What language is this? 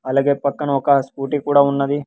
Telugu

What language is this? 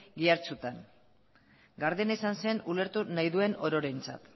Basque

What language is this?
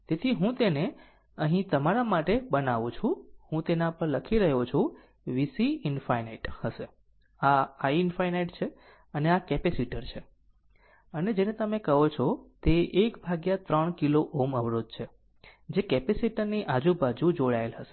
Gujarati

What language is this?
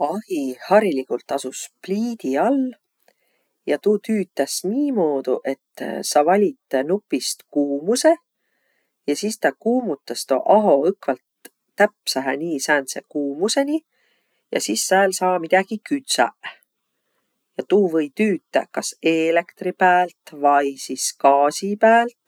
Võro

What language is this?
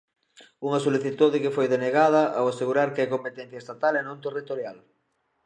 Galician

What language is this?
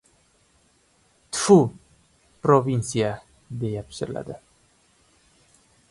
Uzbek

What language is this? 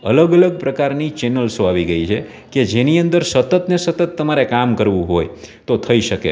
Gujarati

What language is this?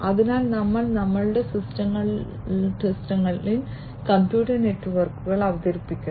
Malayalam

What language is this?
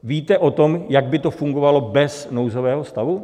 Czech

